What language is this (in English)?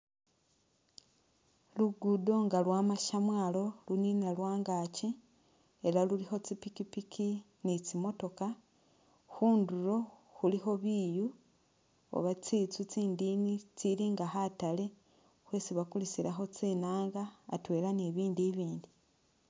Masaaba